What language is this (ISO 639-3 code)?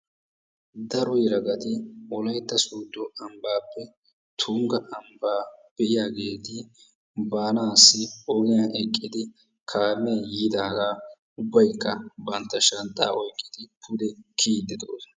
wal